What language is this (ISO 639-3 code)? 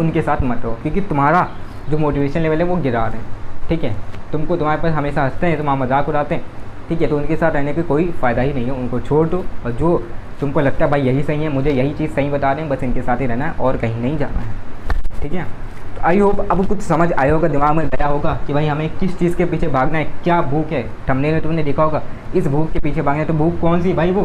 hin